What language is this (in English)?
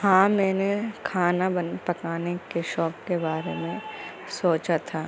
Urdu